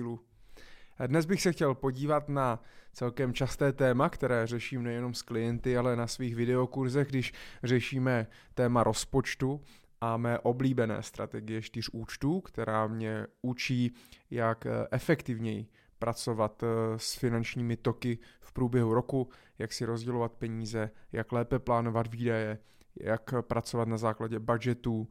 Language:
Czech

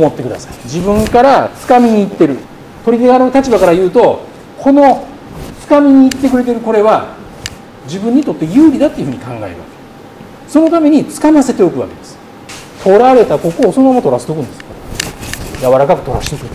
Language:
Japanese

